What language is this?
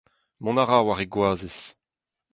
Breton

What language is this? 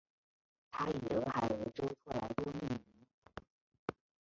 Chinese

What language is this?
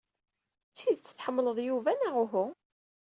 Kabyle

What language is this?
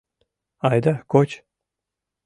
Mari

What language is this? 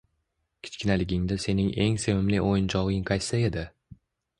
Uzbek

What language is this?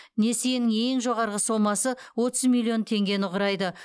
Kazakh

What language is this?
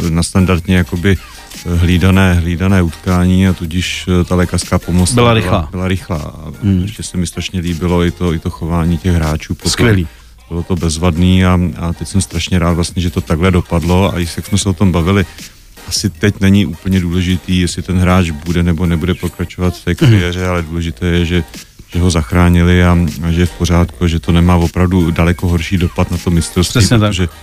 Czech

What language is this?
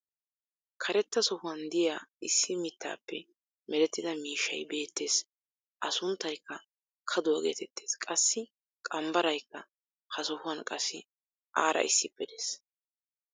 Wolaytta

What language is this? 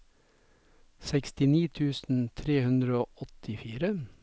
Norwegian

